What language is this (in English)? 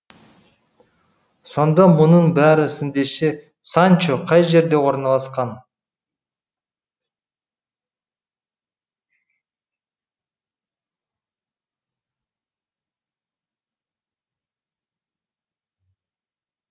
Kazakh